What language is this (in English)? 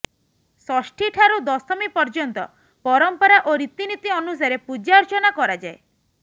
Odia